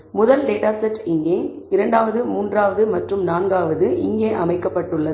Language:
Tamil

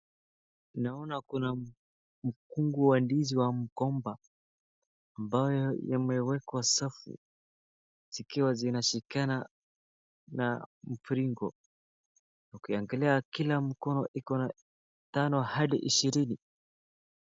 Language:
Swahili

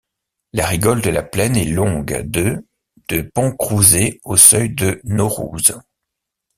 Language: French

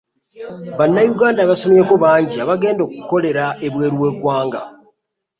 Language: Ganda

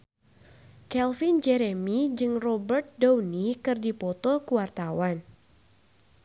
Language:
Sundanese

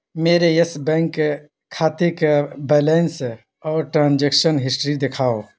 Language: Urdu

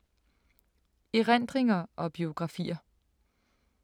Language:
Danish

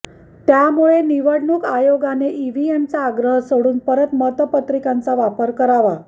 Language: Marathi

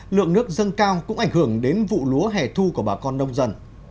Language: Vietnamese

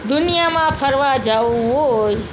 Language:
Gujarati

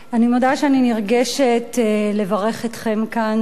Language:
Hebrew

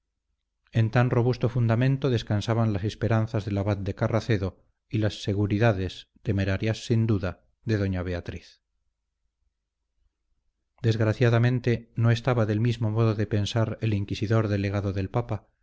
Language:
Spanish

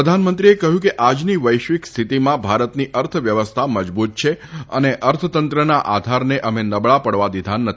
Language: Gujarati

